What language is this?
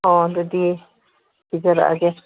Manipuri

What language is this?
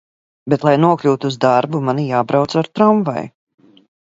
Latvian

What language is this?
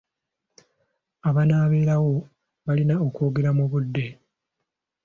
Ganda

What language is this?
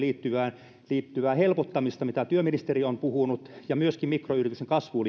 Finnish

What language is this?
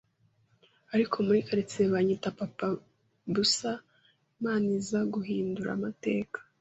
Kinyarwanda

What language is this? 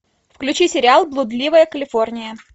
Russian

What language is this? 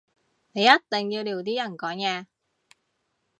Cantonese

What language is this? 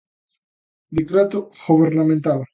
Galician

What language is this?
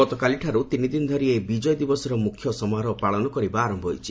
Odia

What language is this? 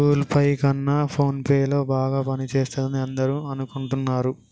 Telugu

